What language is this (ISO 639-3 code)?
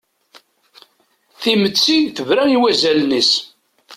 kab